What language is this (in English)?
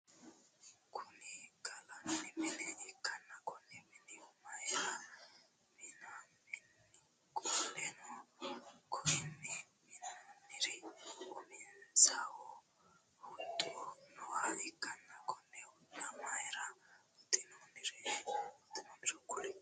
Sidamo